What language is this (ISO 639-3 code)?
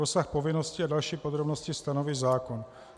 ces